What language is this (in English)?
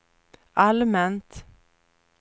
Swedish